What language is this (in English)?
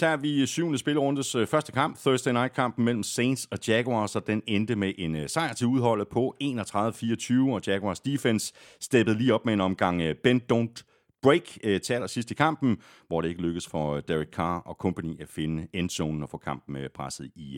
Danish